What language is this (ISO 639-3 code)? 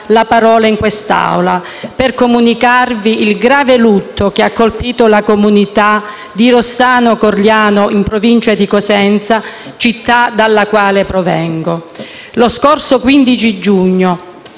ita